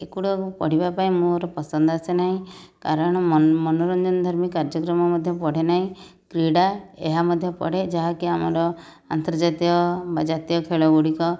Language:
Odia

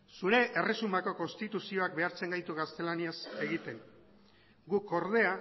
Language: Basque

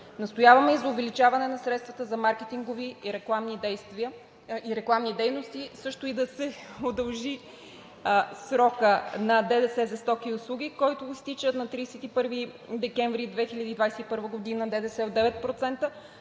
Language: Bulgarian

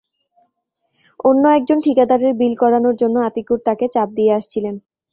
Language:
Bangla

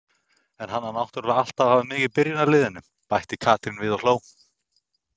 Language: Icelandic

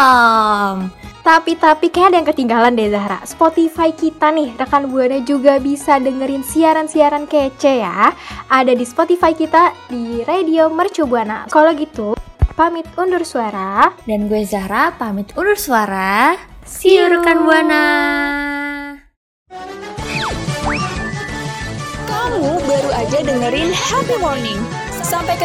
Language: Indonesian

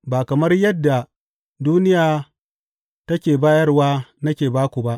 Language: Hausa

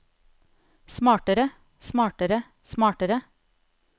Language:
Norwegian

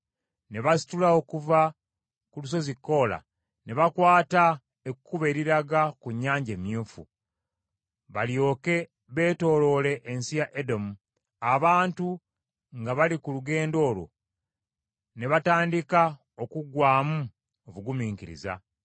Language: Ganda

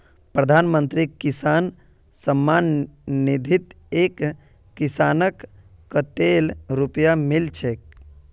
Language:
Magahi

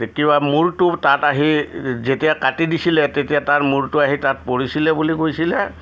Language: Assamese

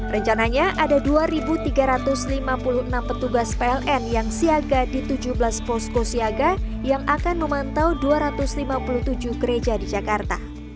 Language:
Indonesian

